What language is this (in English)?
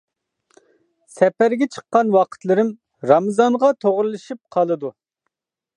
Uyghur